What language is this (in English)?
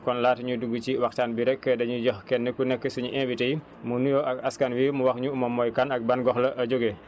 Wolof